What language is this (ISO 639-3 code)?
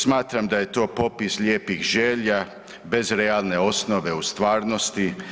hrv